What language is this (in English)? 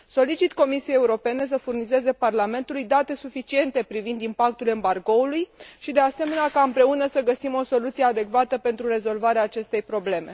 Romanian